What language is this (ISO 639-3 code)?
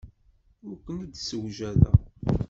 kab